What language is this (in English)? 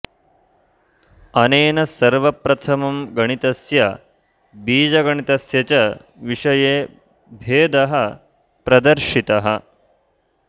Sanskrit